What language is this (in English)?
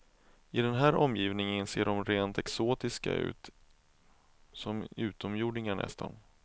Swedish